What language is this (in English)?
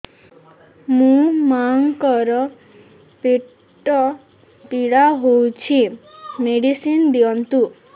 Odia